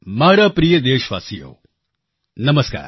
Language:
Gujarati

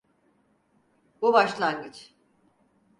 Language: Turkish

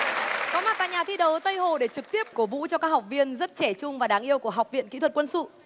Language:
Vietnamese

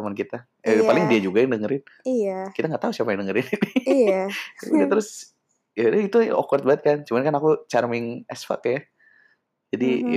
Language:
Indonesian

